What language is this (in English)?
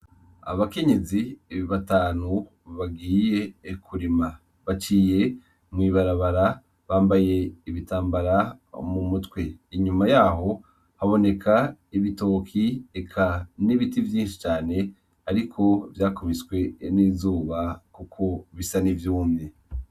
Rundi